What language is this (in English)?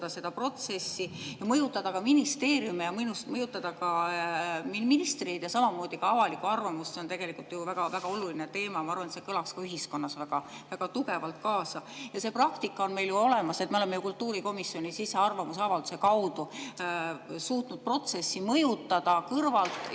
Estonian